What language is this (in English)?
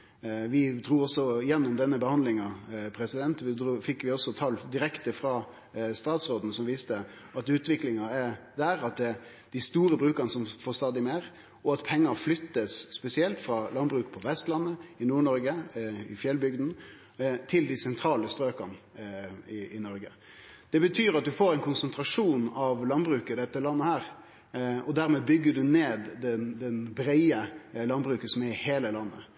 Norwegian Nynorsk